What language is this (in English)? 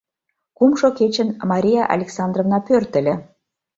Mari